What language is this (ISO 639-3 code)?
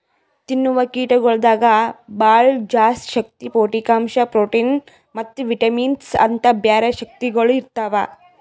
kan